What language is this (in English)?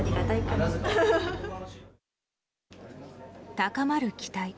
Japanese